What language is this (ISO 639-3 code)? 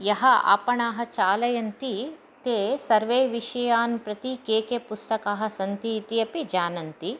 san